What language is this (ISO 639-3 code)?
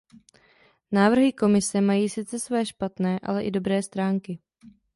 ces